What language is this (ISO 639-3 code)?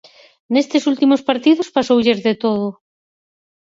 glg